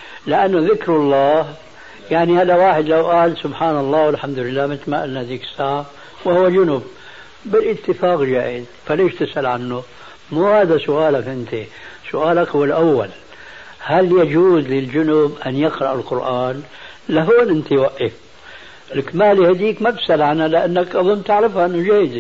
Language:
Arabic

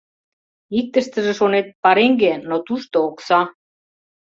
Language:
Mari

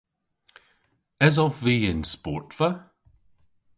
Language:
Cornish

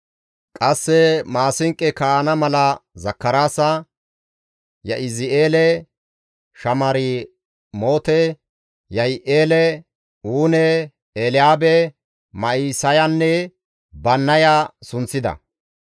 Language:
Gamo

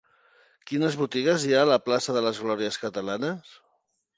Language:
Catalan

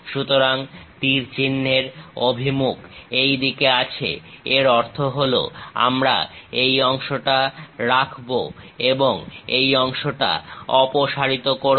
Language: Bangla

